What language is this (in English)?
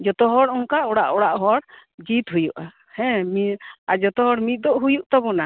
Santali